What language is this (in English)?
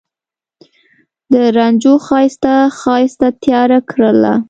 Pashto